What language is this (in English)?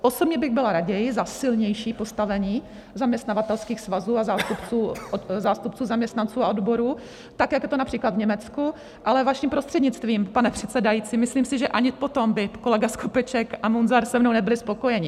Czech